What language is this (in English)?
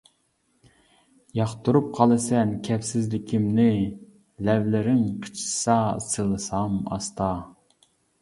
Uyghur